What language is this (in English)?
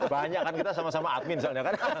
Indonesian